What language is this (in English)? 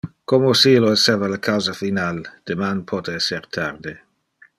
Interlingua